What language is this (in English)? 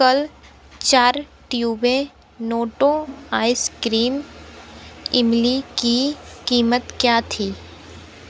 Hindi